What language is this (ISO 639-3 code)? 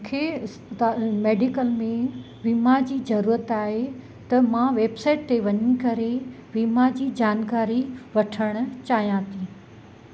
snd